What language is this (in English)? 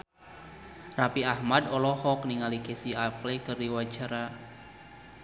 Sundanese